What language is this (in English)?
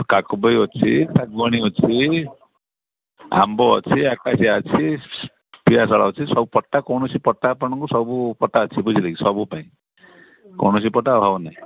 Odia